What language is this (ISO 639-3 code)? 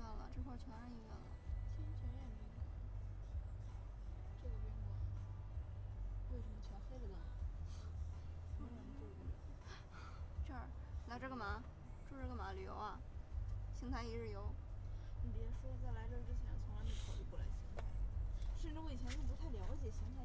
zho